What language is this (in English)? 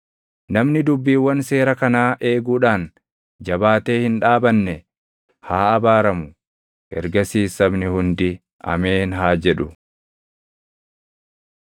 Oromo